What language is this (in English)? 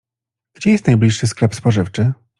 Polish